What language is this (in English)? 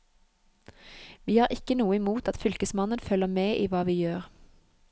Norwegian